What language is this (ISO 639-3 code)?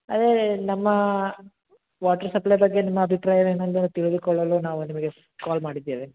kan